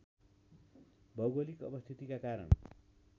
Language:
Nepali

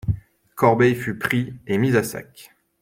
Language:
French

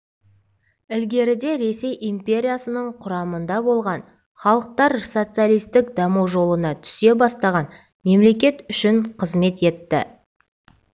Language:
Kazakh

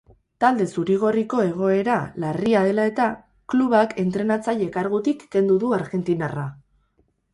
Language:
Basque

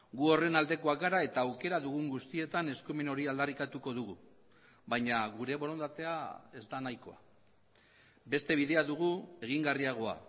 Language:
Basque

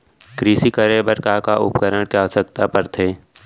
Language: Chhattisgarhi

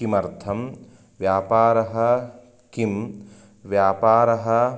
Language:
Sanskrit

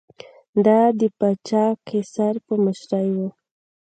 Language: Pashto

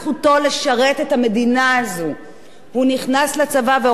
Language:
Hebrew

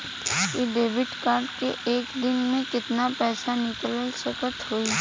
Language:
Bhojpuri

